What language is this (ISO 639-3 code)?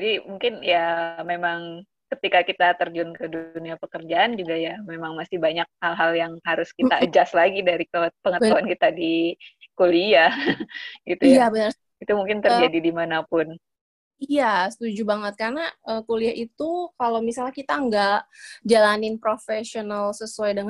ind